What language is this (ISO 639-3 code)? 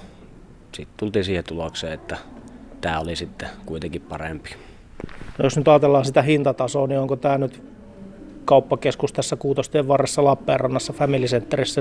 fin